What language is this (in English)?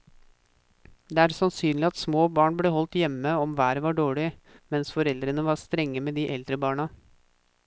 Norwegian